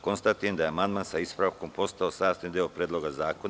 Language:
Serbian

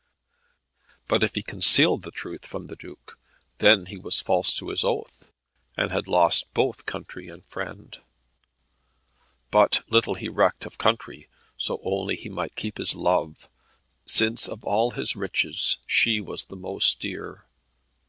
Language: English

